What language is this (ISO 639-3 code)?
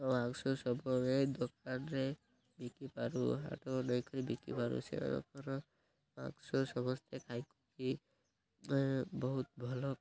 ori